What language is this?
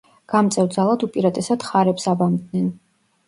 Georgian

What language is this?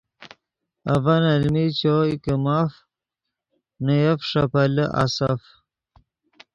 Yidgha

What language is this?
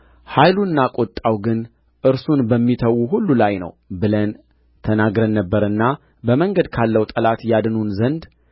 Amharic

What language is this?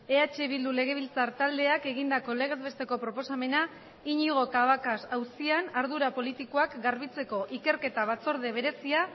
Basque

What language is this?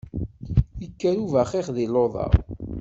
Kabyle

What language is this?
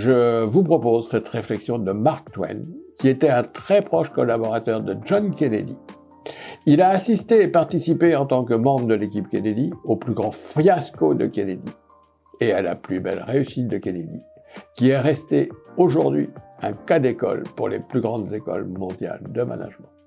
French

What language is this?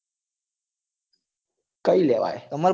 Gujarati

